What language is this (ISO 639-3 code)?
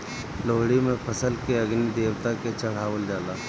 bho